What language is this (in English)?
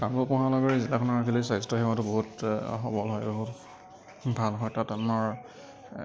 Assamese